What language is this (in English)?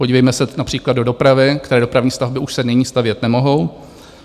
Czech